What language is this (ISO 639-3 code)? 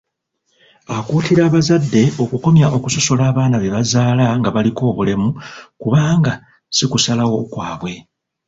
lug